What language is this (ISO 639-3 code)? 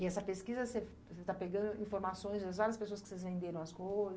por